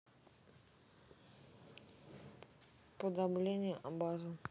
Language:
Russian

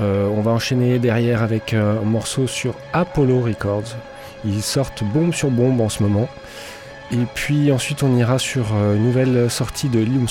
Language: French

